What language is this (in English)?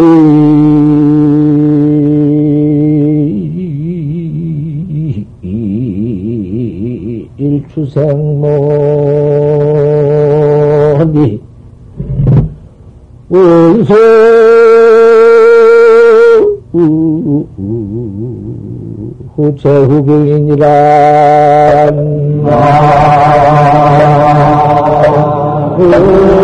Korean